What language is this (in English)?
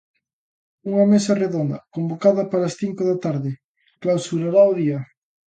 Galician